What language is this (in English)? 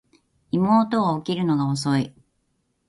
Japanese